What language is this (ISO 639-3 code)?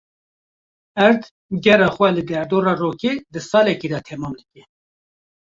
kur